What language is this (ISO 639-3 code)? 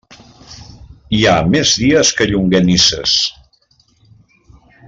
cat